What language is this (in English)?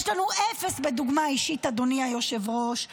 Hebrew